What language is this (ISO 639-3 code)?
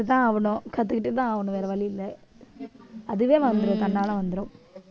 tam